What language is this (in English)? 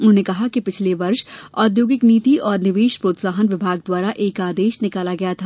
Hindi